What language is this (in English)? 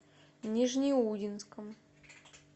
Russian